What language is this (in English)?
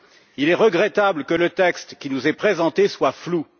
French